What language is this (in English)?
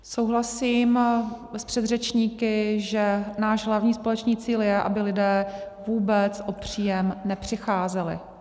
Czech